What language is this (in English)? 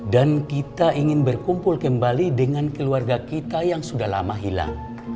Indonesian